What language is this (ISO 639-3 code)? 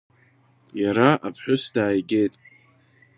abk